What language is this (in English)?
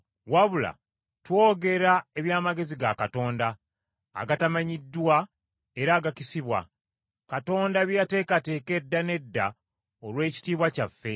Ganda